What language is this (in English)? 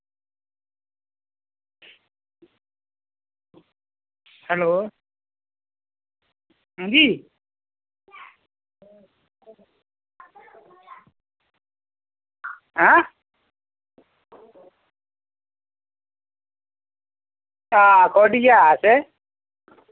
Dogri